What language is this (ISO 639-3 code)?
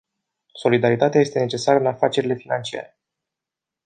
ron